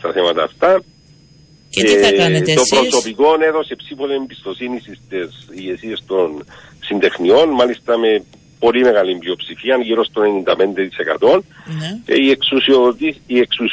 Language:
Greek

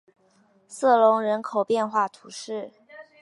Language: Chinese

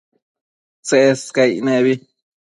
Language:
Matsés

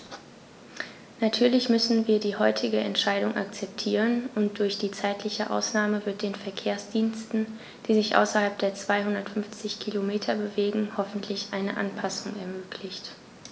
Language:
German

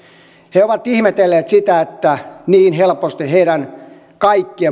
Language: Finnish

